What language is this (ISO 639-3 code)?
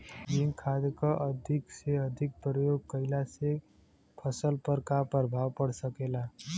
bho